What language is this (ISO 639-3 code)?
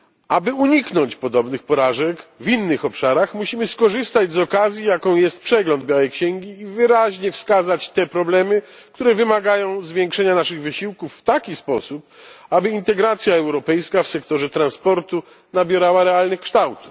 pol